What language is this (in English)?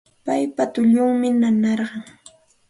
Santa Ana de Tusi Pasco Quechua